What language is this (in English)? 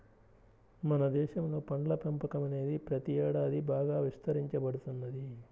Telugu